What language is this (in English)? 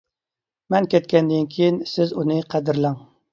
Uyghur